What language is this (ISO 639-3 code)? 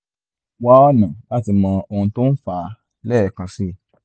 yor